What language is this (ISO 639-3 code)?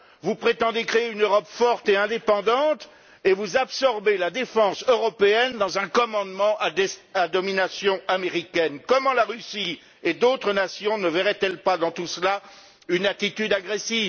fra